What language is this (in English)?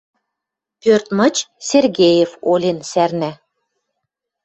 Western Mari